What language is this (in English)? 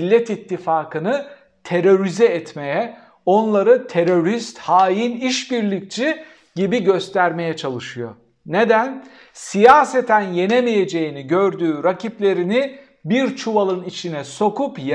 Turkish